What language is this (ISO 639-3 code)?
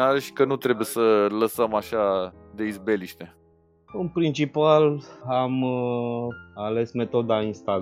ron